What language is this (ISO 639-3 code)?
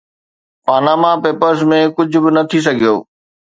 snd